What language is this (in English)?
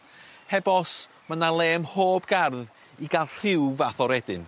Welsh